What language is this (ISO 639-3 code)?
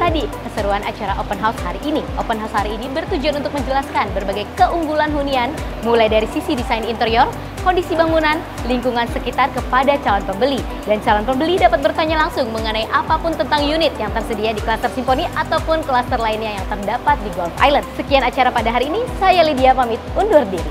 ind